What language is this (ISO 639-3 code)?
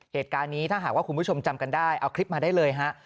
tha